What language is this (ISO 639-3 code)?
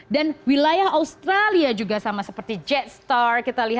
ind